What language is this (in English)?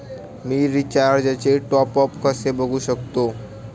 Marathi